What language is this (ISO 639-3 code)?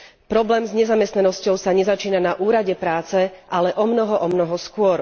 slk